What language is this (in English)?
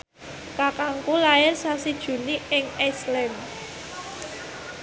Javanese